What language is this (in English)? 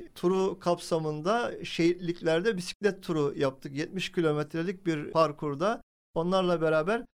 Turkish